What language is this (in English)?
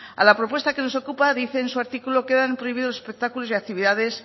Spanish